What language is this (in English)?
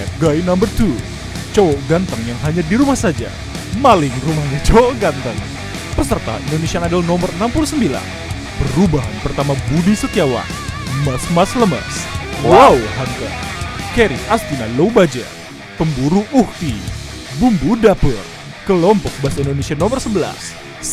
Indonesian